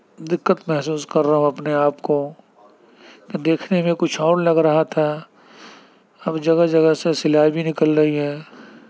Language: Urdu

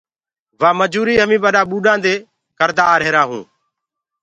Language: Gurgula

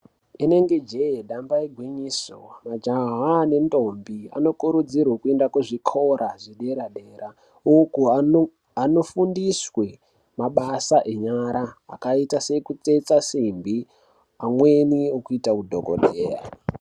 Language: Ndau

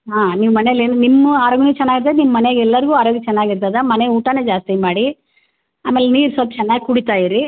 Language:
Kannada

